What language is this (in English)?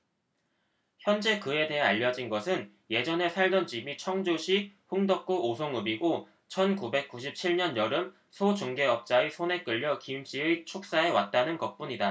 Korean